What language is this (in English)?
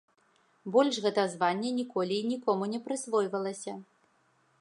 Belarusian